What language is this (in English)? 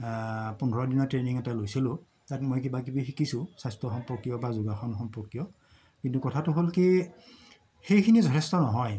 Assamese